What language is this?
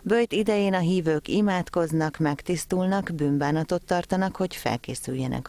Hungarian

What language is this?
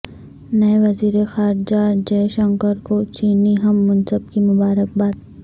Urdu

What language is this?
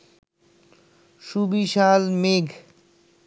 Bangla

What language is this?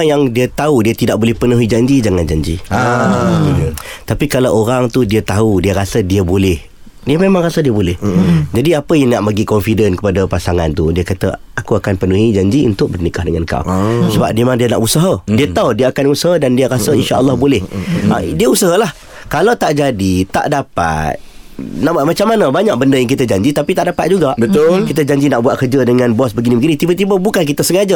Malay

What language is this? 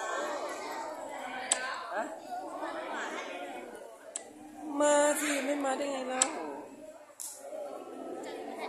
Thai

